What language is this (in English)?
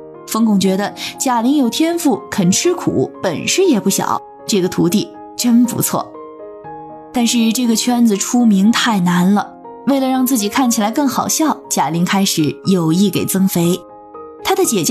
Chinese